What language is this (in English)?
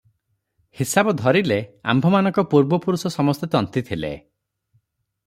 Odia